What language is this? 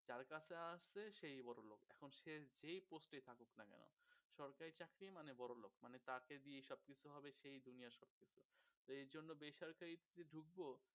Bangla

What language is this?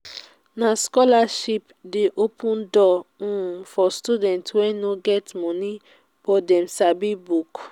Nigerian Pidgin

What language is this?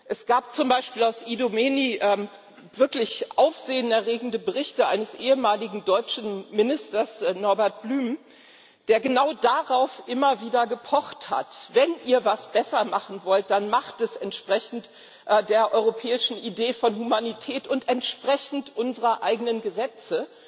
German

